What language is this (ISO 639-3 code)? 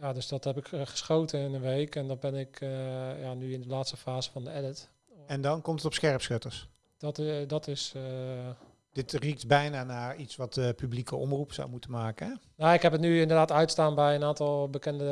nld